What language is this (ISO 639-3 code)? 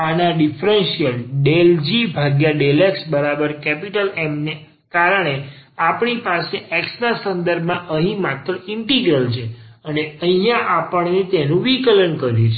guj